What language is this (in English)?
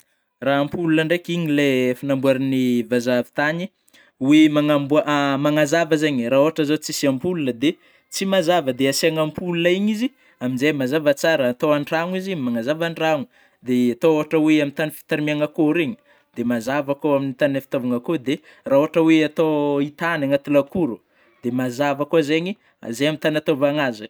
Northern Betsimisaraka Malagasy